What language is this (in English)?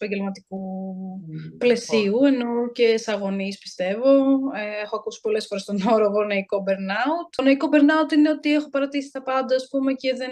Greek